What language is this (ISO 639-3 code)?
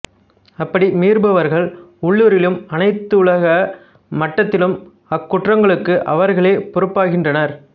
tam